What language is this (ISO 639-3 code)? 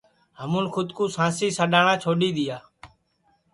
ssi